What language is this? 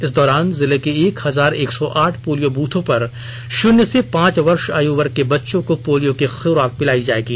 Hindi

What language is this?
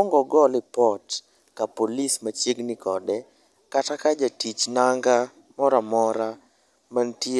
Luo (Kenya and Tanzania)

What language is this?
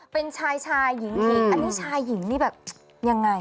Thai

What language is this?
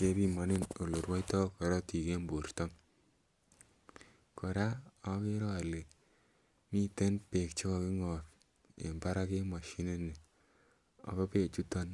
Kalenjin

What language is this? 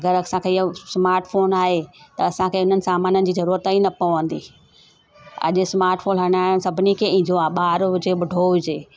Sindhi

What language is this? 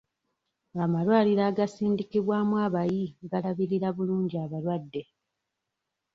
Ganda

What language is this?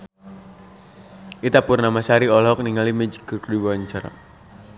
Sundanese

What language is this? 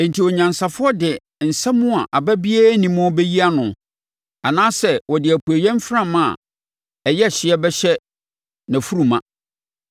Akan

